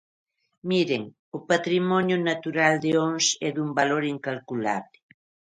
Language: Galician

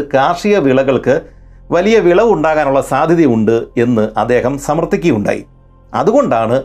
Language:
Malayalam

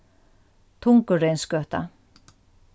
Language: Faroese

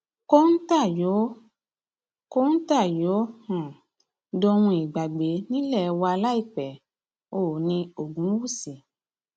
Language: Yoruba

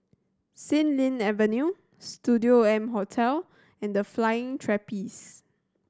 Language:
English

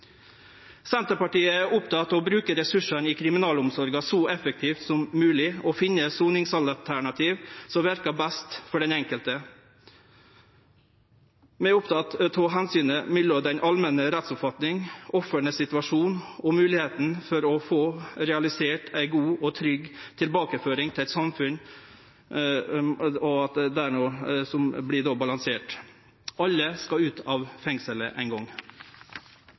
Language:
Norwegian Nynorsk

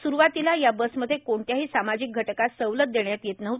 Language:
Marathi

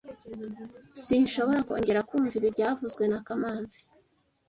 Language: Kinyarwanda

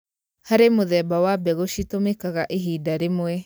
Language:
Kikuyu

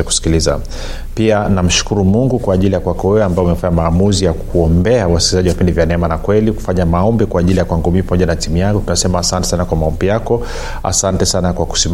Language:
Swahili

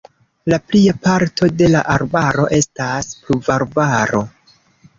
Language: Esperanto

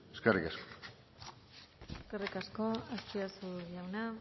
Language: Basque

